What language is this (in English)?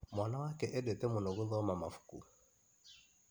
Kikuyu